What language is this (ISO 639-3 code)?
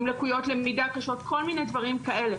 heb